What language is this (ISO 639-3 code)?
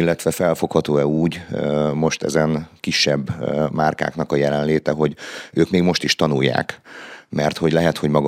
hun